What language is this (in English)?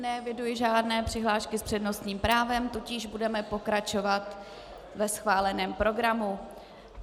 Czech